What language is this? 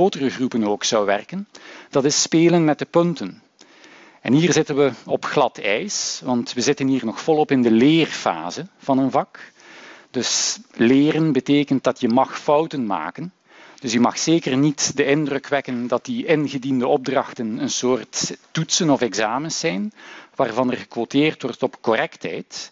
Dutch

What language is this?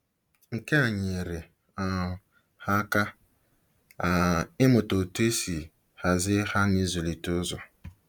Igbo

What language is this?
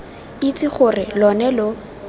Tswana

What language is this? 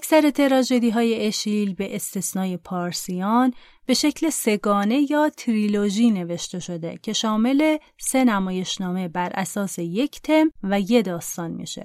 Persian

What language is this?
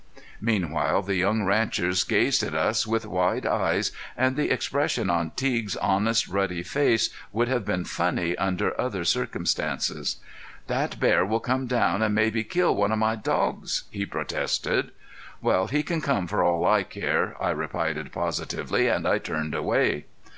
English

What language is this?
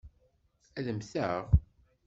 Kabyle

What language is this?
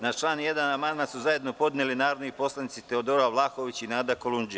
Serbian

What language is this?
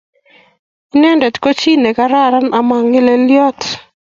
Kalenjin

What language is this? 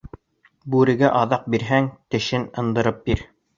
Bashkir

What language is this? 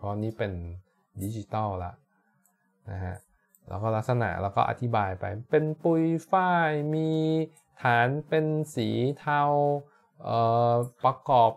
Thai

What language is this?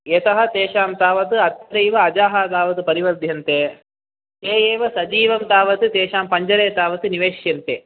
Sanskrit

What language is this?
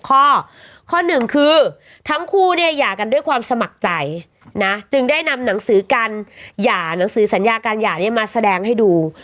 Thai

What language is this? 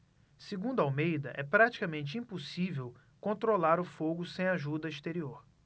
Portuguese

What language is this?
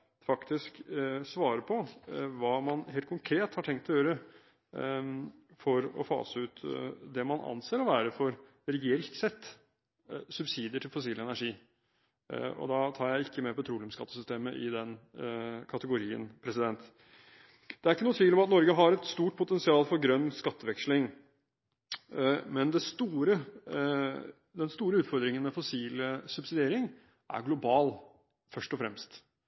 Norwegian Bokmål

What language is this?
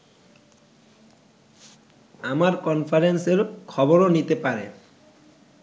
Bangla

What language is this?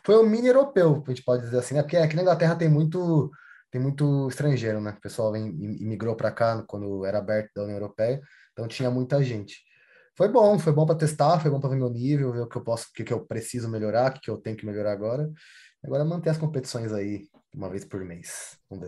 Portuguese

